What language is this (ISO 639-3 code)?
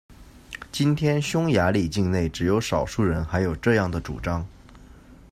zho